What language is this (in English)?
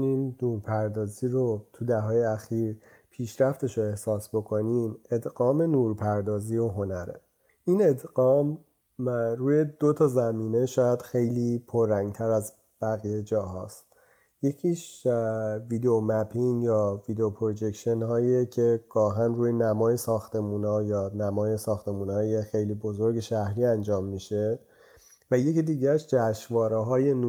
Persian